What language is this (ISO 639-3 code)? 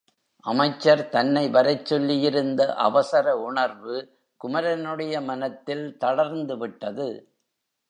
tam